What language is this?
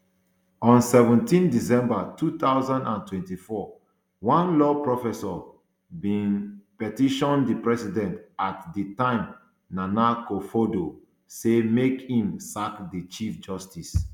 Nigerian Pidgin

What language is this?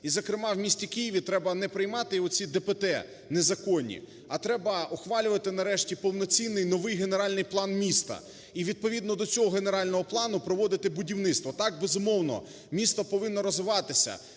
Ukrainian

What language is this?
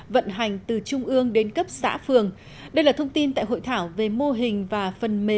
Vietnamese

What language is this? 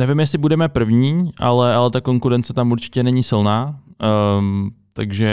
Czech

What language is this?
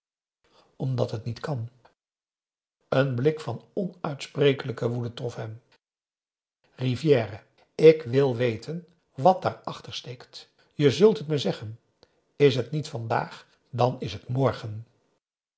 Dutch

